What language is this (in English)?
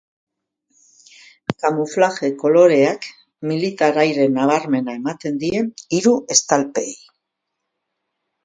Basque